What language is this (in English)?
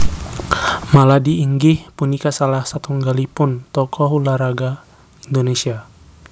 Javanese